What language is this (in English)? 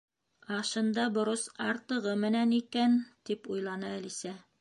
Bashkir